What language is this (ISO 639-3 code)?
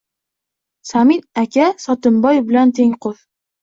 uzb